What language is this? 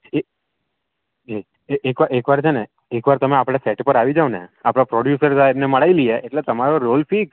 Gujarati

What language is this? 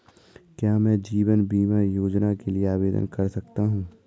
Hindi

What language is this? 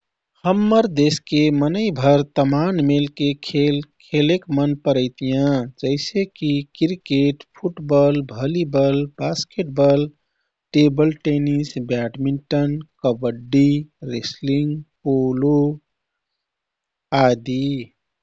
Kathoriya Tharu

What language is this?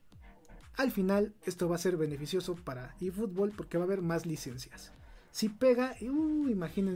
Spanish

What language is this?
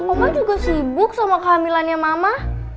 Indonesian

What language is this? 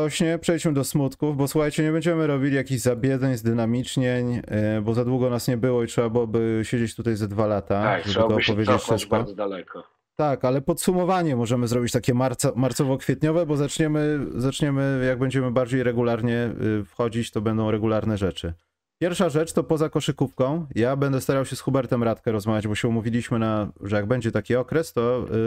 Polish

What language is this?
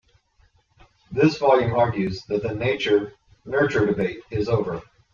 English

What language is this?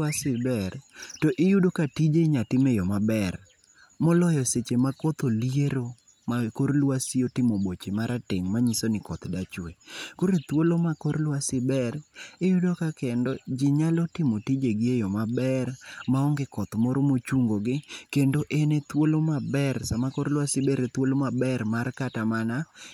Luo (Kenya and Tanzania)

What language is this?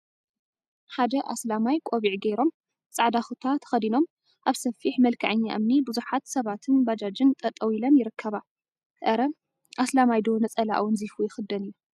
Tigrinya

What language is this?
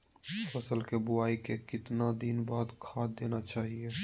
Magahi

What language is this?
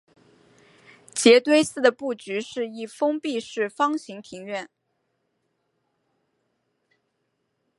Chinese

